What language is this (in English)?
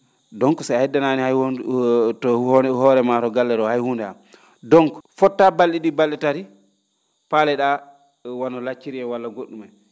Fula